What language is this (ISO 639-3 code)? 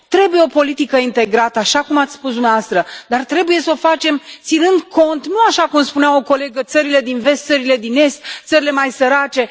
ron